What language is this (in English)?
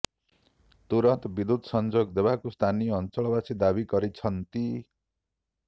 Odia